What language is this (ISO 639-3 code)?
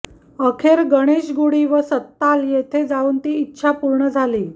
mar